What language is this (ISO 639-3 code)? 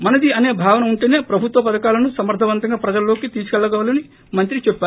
tel